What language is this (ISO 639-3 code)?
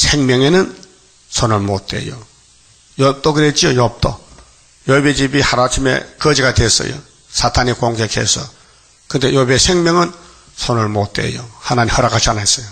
kor